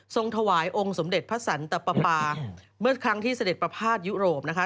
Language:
Thai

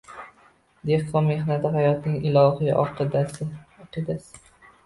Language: Uzbek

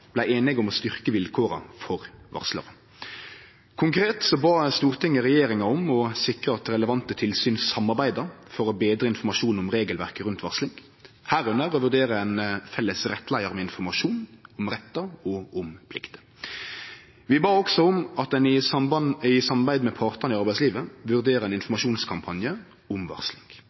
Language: Norwegian Nynorsk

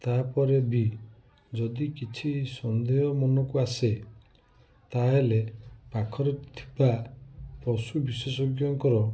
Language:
Odia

